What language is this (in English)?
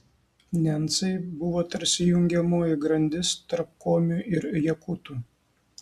Lithuanian